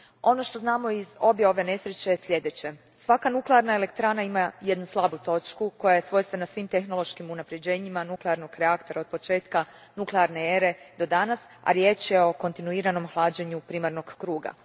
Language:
Croatian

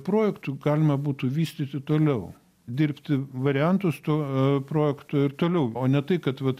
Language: Lithuanian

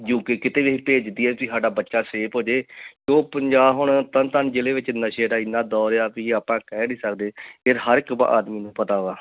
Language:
Punjabi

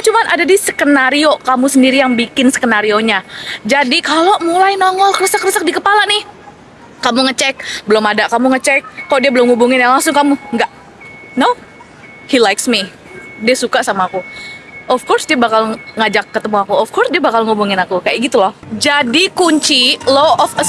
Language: Indonesian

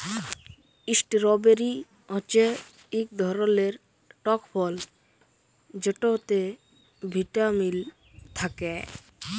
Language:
Bangla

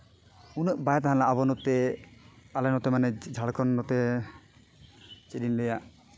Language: Santali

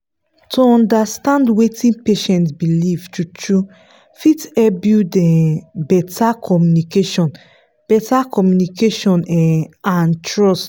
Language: Nigerian Pidgin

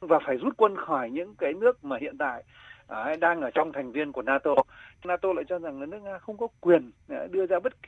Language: Vietnamese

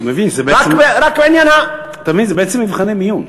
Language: Hebrew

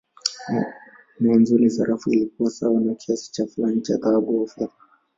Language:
Swahili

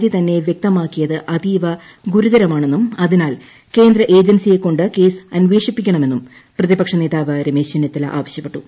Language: Malayalam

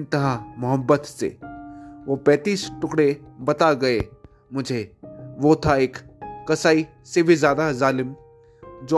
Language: Hindi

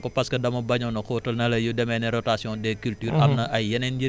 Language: Wolof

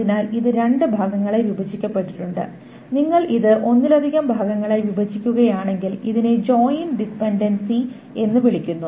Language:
Malayalam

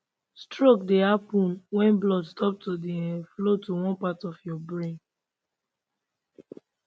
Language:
Nigerian Pidgin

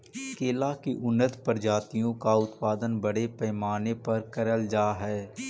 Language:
Magahi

